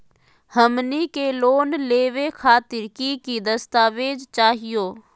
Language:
Magahi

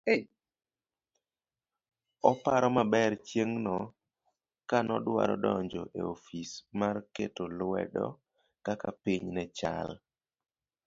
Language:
Luo (Kenya and Tanzania)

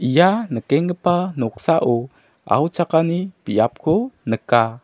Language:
Garo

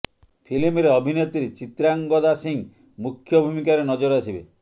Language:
Odia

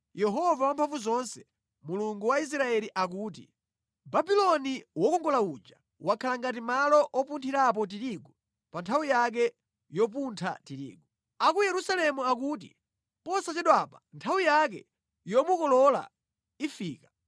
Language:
Nyanja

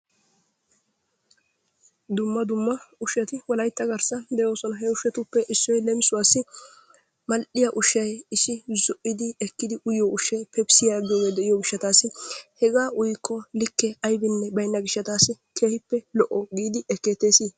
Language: Wolaytta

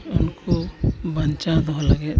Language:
Santali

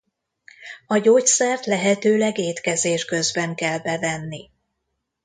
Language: Hungarian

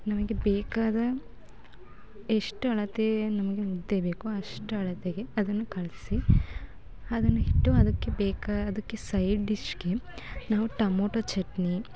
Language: Kannada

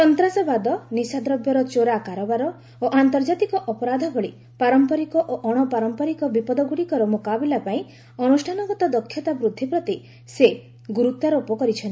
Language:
Odia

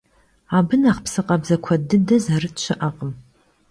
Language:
Kabardian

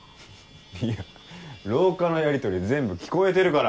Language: Japanese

